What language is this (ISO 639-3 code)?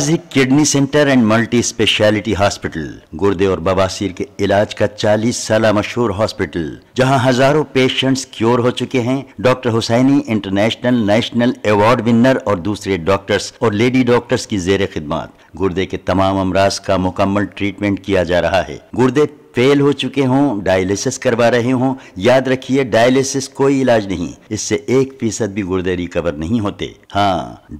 hin